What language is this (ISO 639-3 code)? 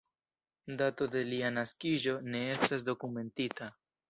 epo